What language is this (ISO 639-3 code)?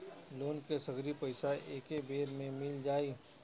bho